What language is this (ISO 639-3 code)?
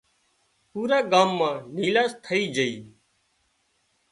kxp